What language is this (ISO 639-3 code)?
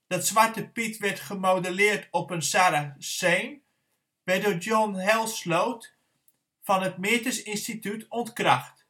nld